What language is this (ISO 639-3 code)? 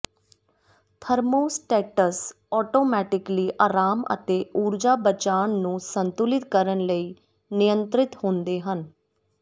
pan